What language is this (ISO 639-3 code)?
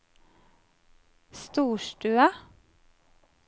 nor